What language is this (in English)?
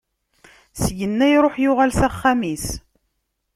Kabyle